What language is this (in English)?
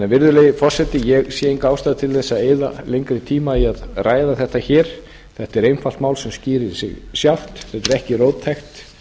Icelandic